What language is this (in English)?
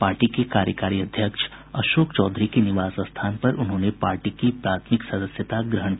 Hindi